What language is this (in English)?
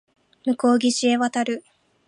Japanese